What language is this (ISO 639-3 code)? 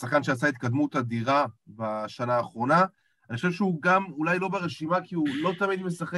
heb